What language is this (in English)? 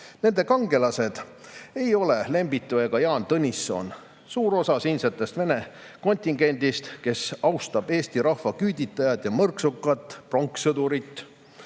Estonian